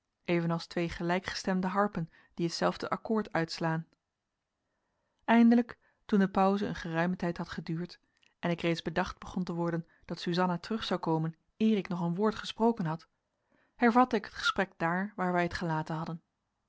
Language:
Dutch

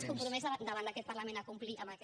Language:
Catalan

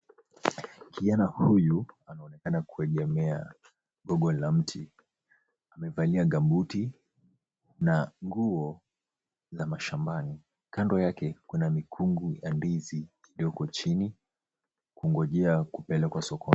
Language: Swahili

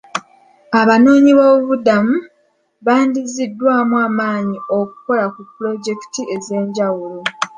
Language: Ganda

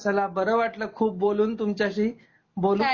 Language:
Marathi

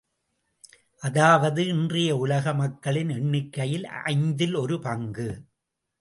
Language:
Tamil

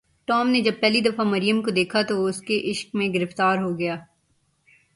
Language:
Urdu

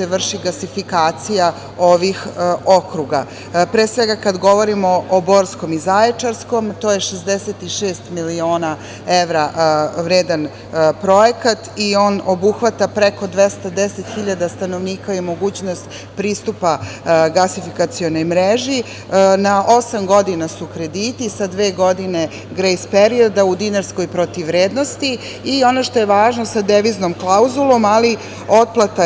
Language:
Serbian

